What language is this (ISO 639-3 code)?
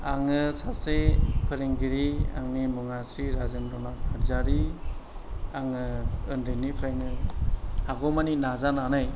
brx